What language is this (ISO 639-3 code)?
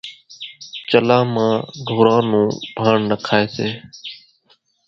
gjk